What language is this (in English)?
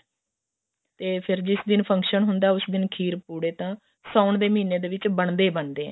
Punjabi